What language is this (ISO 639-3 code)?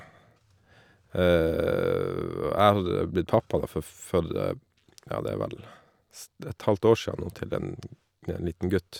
nor